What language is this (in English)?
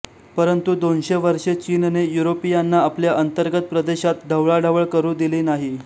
Marathi